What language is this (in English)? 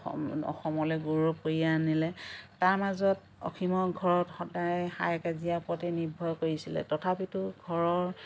Assamese